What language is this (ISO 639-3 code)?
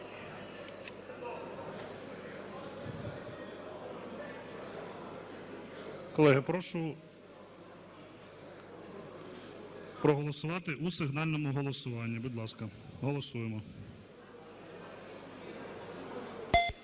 ukr